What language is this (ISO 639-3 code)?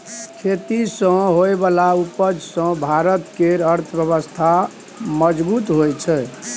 mai